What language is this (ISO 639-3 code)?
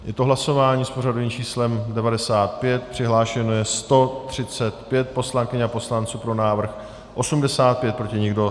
ces